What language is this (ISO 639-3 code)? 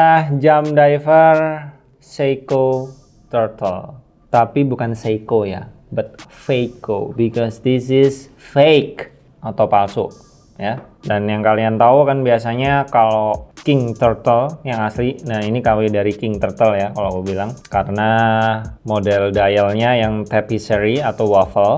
ind